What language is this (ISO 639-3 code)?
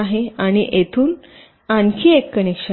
mar